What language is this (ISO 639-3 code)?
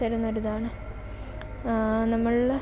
mal